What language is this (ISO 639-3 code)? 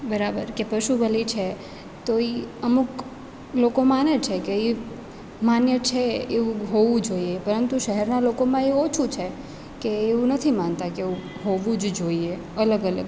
guj